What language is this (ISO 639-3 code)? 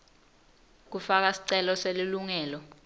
ssw